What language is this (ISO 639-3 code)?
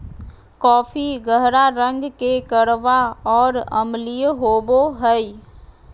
mag